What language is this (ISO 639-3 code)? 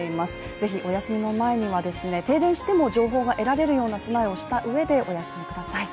jpn